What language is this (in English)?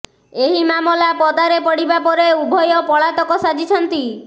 Odia